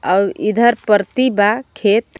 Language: Bhojpuri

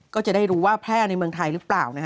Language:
Thai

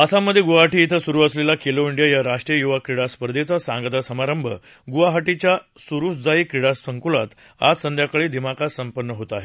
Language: Marathi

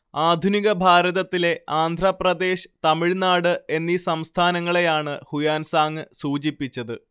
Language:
Malayalam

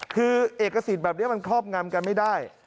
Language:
Thai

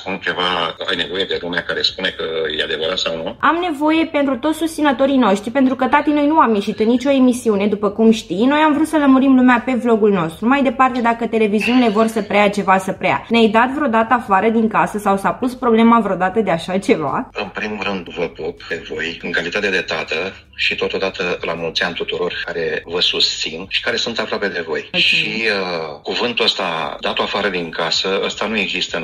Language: Romanian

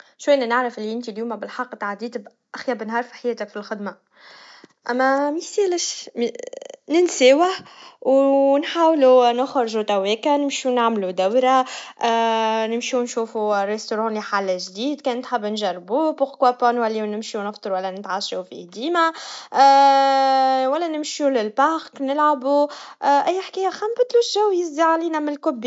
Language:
Tunisian Arabic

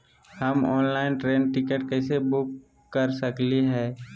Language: Magahi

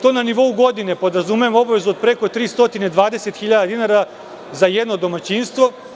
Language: Serbian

